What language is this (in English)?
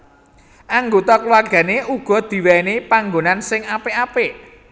Javanese